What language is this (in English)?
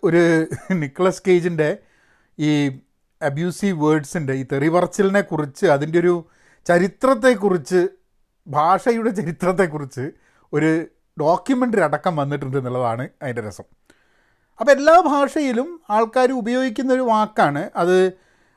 Malayalam